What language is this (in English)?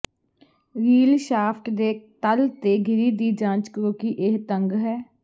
Punjabi